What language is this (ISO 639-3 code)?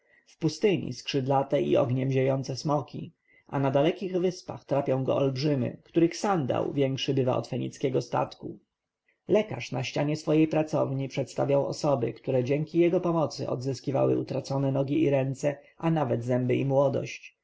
pol